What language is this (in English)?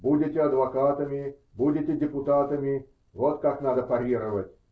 Russian